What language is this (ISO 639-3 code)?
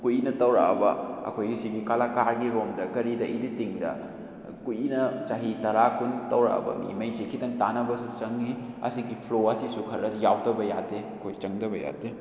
mni